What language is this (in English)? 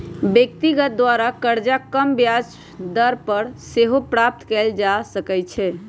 Magahi